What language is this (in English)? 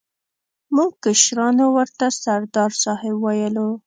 Pashto